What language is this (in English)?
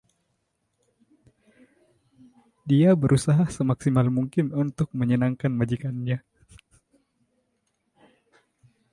Indonesian